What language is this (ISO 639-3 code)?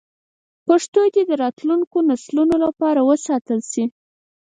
pus